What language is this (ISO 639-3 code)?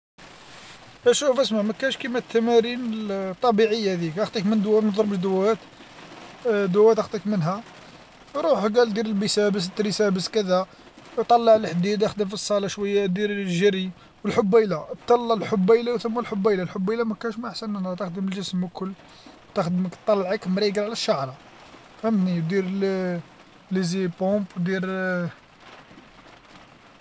arq